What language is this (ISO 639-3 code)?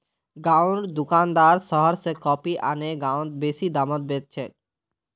mag